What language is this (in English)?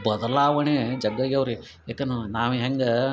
Kannada